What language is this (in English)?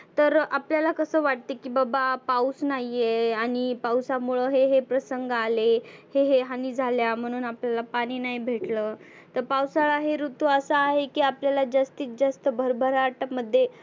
Marathi